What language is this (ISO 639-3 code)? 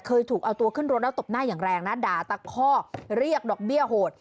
tha